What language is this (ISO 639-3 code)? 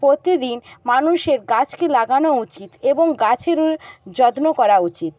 ben